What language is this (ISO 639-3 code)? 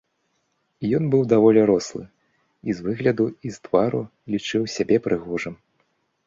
bel